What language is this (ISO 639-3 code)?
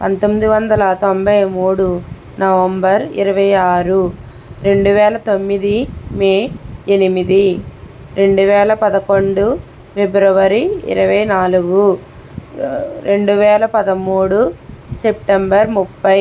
tel